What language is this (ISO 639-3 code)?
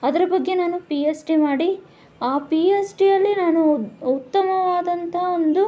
kan